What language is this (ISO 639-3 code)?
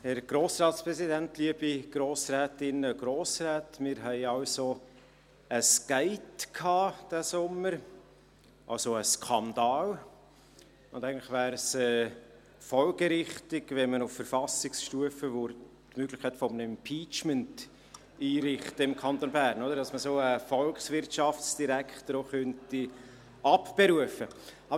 gsw